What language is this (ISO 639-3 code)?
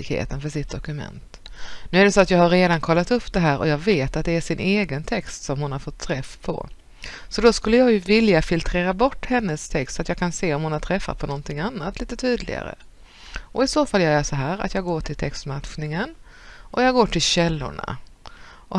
swe